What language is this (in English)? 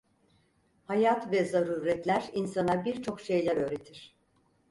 Turkish